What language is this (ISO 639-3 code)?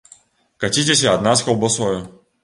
bel